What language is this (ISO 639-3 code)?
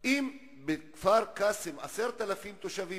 heb